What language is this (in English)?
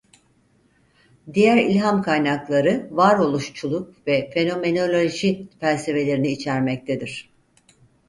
Turkish